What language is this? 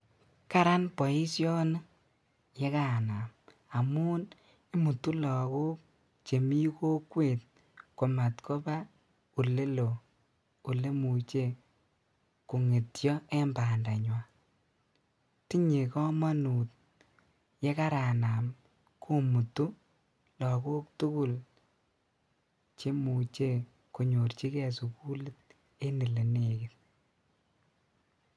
Kalenjin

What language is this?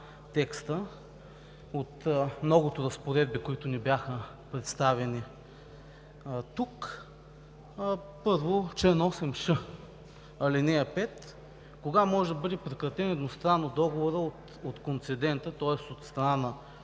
Bulgarian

